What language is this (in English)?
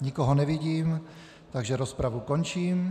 Czech